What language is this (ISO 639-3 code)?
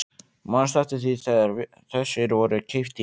isl